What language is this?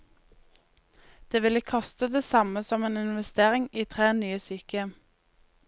Norwegian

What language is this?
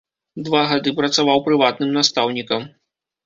Belarusian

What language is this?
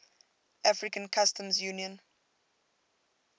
English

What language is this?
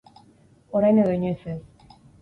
Basque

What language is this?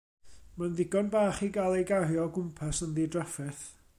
Welsh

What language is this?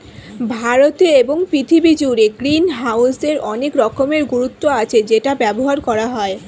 Bangla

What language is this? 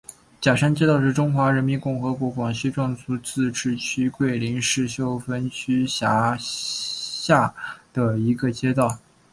Chinese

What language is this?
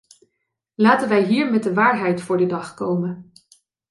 Dutch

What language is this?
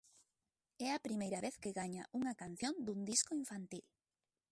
Galician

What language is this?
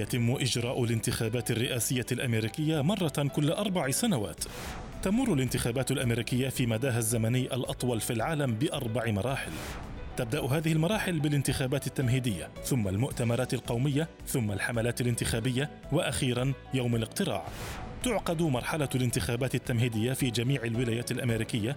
Arabic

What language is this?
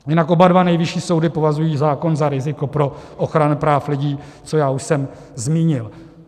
Czech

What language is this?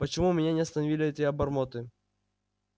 Russian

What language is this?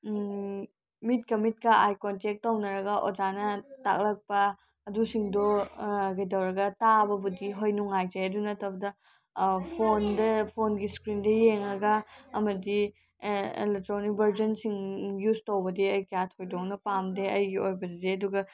Manipuri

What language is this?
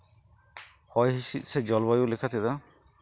Santali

